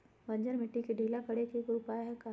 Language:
Magahi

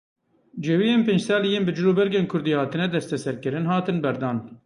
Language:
Kurdish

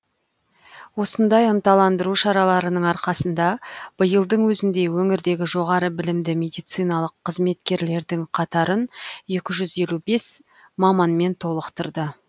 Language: Kazakh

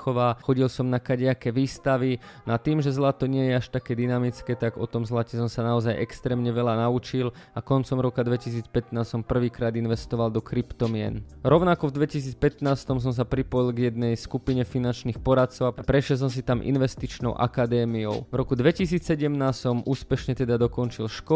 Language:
Slovak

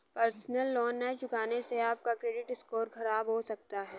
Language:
Hindi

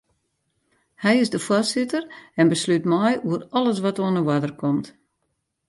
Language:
Western Frisian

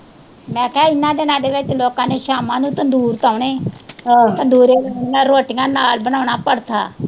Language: Punjabi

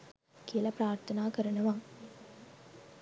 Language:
Sinhala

